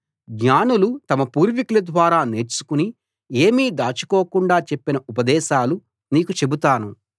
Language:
Telugu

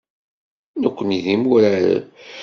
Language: Kabyle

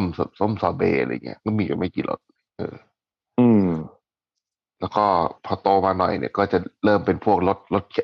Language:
Thai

